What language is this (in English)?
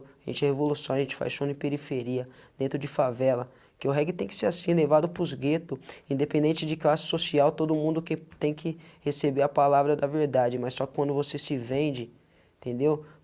Portuguese